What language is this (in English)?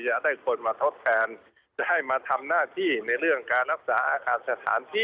Thai